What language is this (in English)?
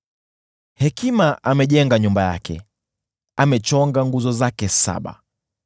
Swahili